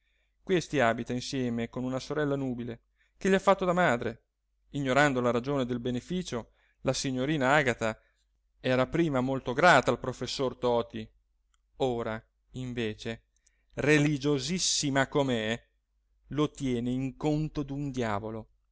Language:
Italian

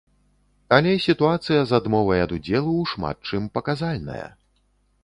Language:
Belarusian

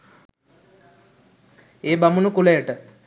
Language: Sinhala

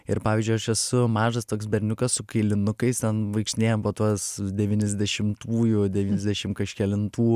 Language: Lithuanian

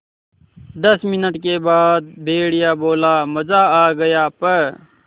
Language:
Hindi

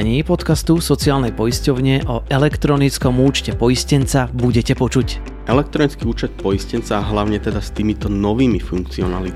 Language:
Slovak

